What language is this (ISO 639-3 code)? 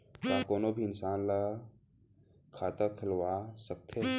hne